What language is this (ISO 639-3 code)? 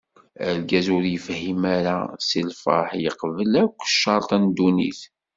kab